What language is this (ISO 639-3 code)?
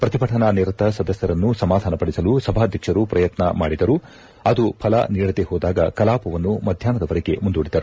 kan